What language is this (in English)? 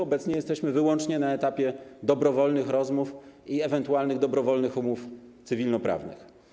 Polish